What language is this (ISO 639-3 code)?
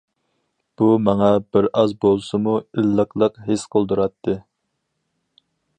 uig